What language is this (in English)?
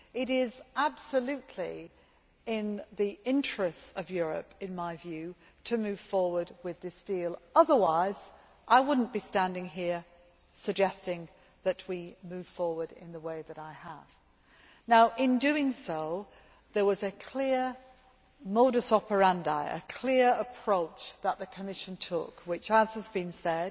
English